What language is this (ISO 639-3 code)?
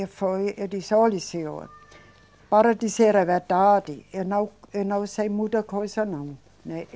por